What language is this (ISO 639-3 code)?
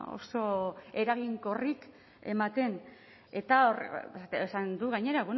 eus